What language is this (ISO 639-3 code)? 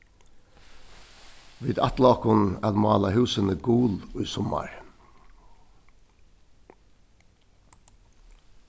fao